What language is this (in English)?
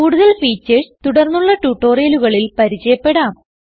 Malayalam